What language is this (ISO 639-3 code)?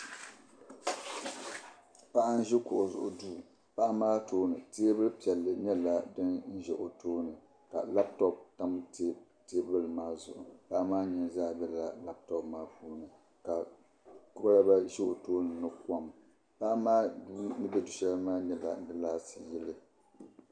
dag